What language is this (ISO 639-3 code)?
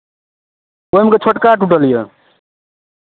mai